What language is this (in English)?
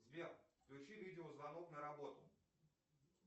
Russian